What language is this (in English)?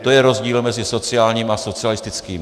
Czech